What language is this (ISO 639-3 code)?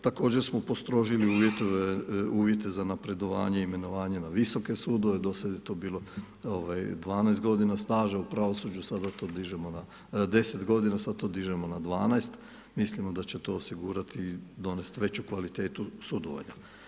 hrv